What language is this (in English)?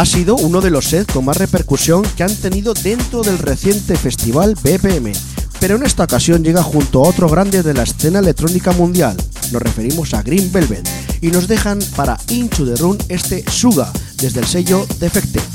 Spanish